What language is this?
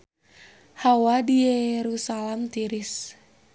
Sundanese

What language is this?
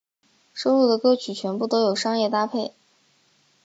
Chinese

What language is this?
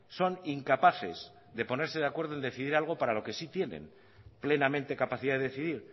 Spanish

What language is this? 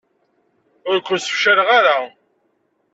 Kabyle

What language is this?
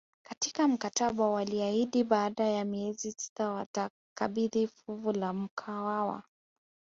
Swahili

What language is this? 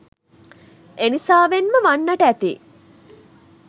Sinhala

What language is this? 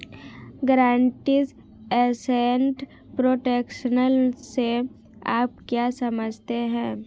Hindi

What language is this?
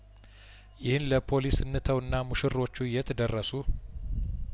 Amharic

